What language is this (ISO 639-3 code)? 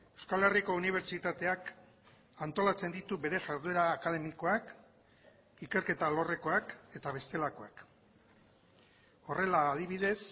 eus